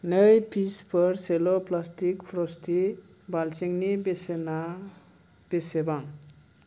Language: Bodo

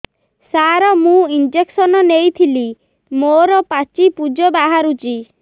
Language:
Odia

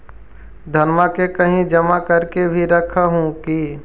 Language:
Magahi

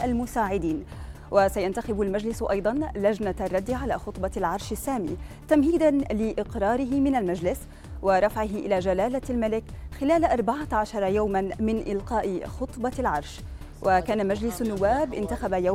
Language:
Arabic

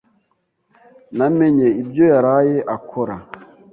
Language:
Kinyarwanda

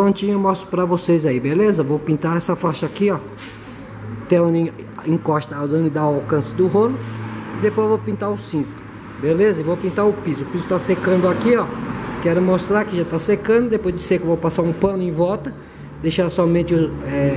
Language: Portuguese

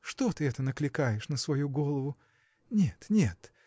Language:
Russian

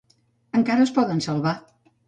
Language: Catalan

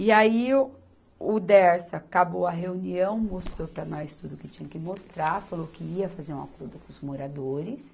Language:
Portuguese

